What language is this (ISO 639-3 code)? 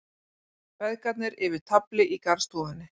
isl